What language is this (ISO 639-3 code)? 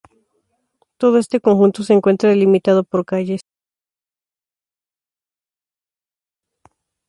spa